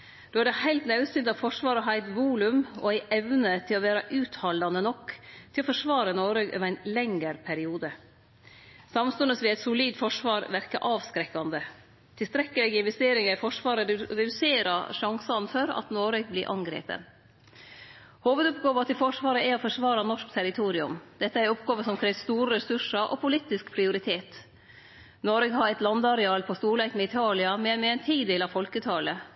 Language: Norwegian Nynorsk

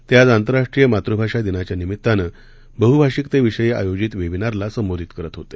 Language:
Marathi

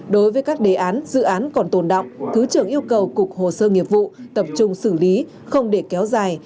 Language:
Vietnamese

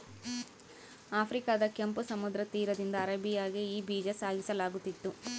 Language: Kannada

